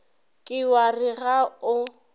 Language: Northern Sotho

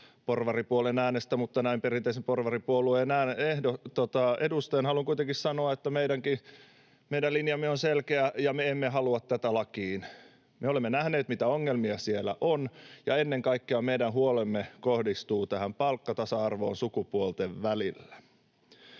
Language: Finnish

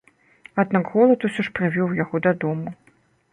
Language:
Belarusian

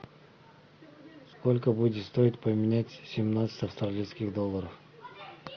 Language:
Russian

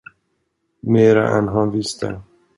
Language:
Swedish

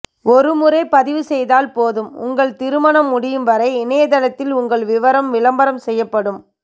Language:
Tamil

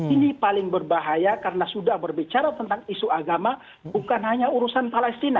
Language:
Indonesian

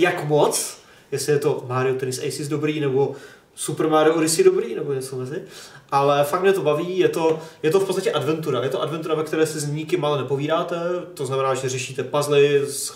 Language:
Czech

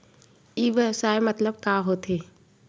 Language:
Chhattisgarhi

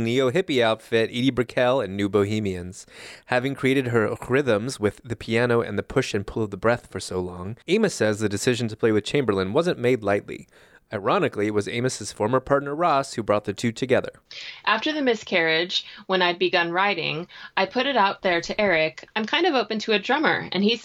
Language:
English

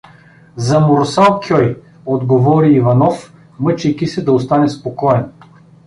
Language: Bulgarian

